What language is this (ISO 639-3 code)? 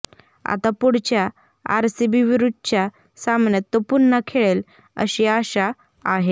mar